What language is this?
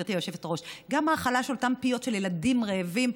Hebrew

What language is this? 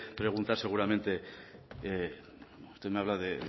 Spanish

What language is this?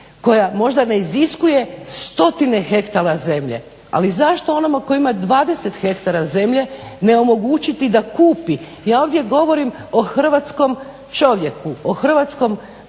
Croatian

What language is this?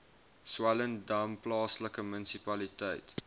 Afrikaans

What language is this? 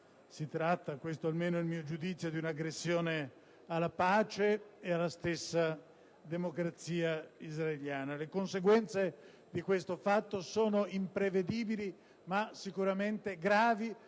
Italian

